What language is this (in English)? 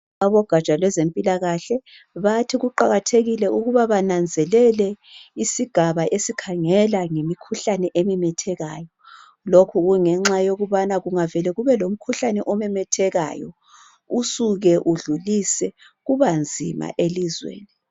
North Ndebele